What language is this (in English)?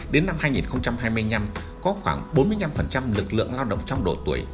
Vietnamese